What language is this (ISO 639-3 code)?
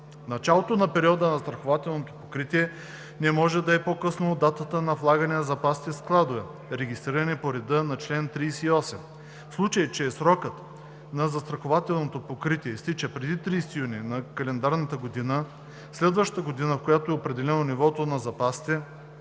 bul